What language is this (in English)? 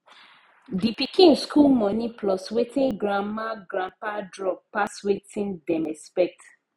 Nigerian Pidgin